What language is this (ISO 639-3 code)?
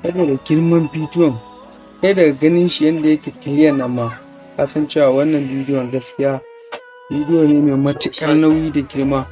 tur